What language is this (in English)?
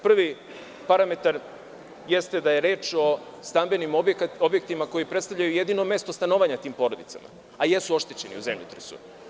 Serbian